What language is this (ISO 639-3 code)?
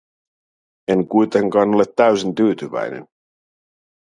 fin